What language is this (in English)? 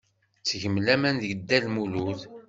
Kabyle